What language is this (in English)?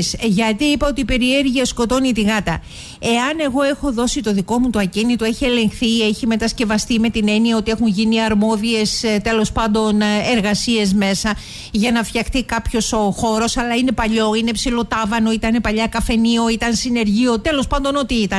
Greek